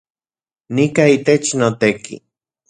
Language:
Central Puebla Nahuatl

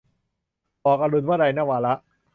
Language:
Thai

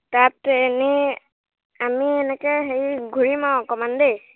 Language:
Assamese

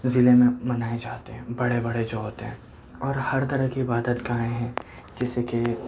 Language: Urdu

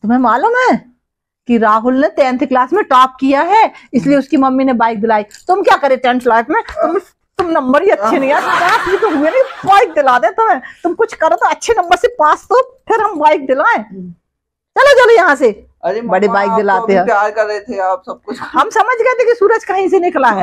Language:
Hindi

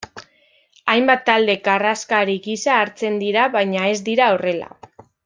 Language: Basque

